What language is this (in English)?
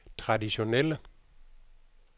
Danish